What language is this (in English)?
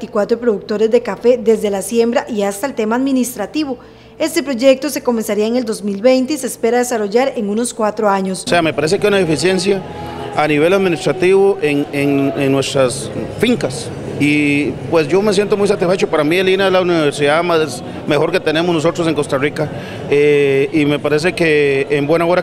Spanish